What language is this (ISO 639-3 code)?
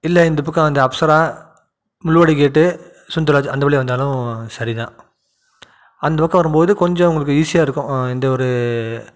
tam